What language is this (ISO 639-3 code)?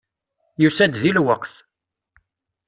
kab